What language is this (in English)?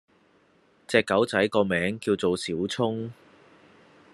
Cantonese